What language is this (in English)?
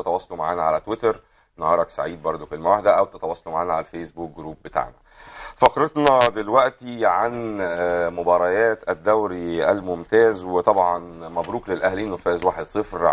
Arabic